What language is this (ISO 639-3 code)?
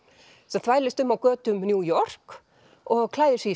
isl